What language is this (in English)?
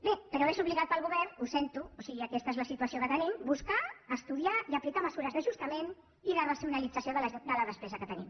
Catalan